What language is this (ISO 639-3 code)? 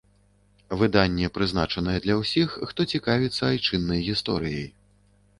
bel